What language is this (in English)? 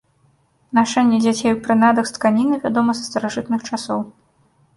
Belarusian